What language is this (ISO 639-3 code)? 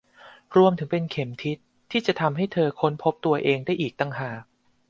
tha